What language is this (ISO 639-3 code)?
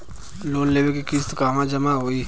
bho